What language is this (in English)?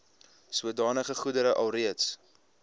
Afrikaans